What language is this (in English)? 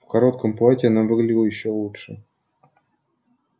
Russian